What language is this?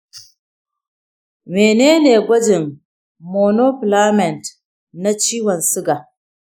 Hausa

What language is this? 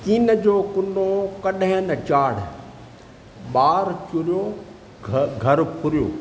Sindhi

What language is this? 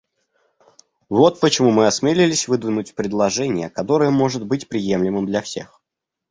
Russian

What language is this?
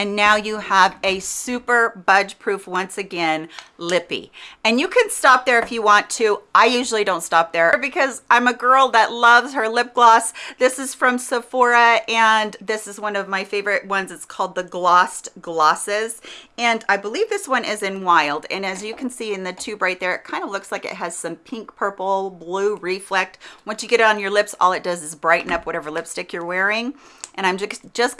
English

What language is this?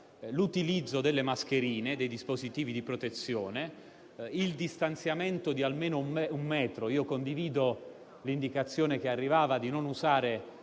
Italian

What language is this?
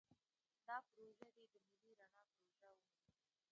Pashto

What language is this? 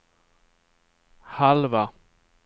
Swedish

